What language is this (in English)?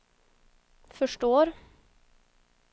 Swedish